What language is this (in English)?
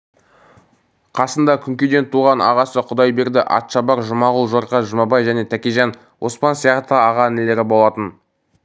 Kazakh